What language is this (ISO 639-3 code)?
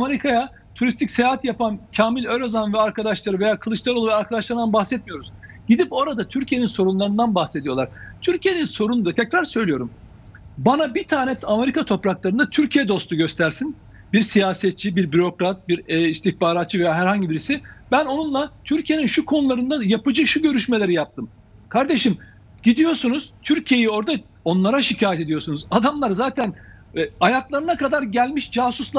tur